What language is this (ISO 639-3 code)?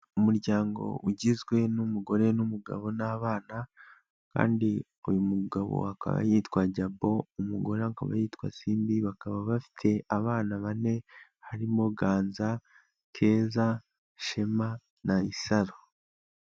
kin